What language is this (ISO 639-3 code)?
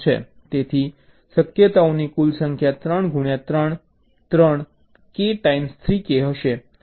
guj